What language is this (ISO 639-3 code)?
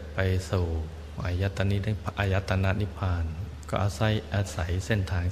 tha